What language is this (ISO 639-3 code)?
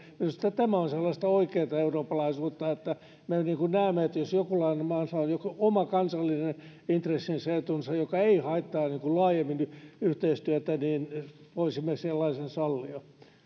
fin